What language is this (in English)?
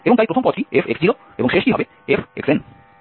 Bangla